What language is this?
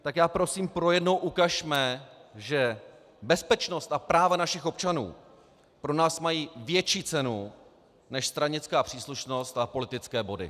Czech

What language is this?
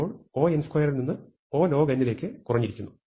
Malayalam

